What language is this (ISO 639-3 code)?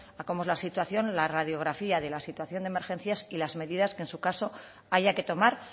spa